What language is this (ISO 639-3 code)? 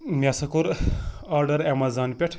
kas